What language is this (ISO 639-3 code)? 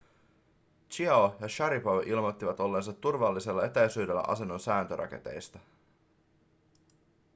fin